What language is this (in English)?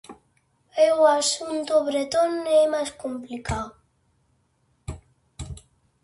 Galician